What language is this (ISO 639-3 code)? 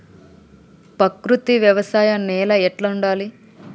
tel